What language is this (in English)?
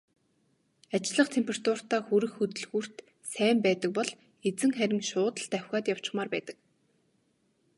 Mongolian